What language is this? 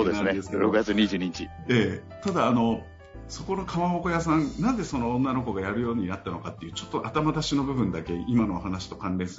Japanese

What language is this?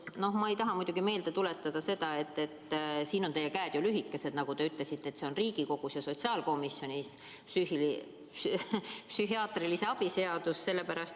Estonian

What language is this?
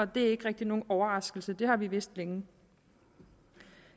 Danish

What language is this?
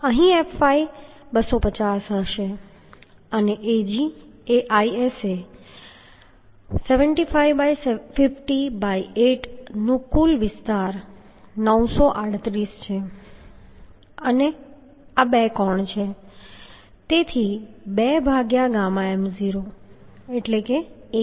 Gujarati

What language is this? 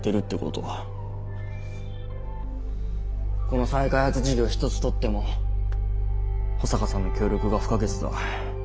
Japanese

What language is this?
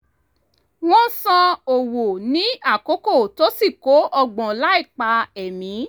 Yoruba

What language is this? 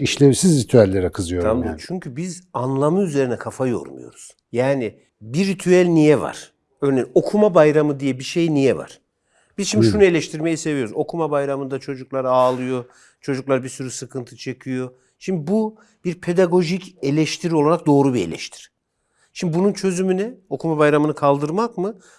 Turkish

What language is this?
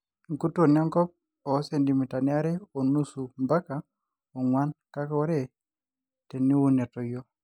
Masai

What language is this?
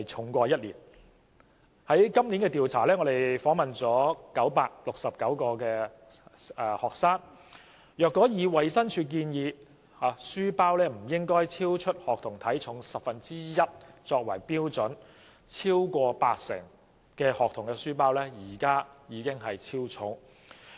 Cantonese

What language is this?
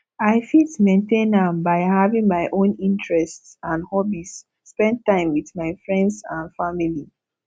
Nigerian Pidgin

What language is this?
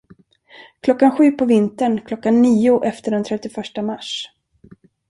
Swedish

